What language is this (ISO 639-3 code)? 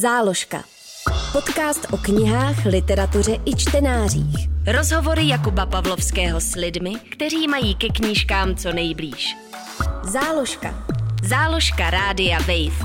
ces